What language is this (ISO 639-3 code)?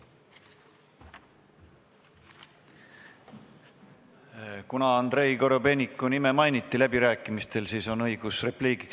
est